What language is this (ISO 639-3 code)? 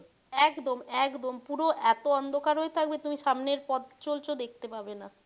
ben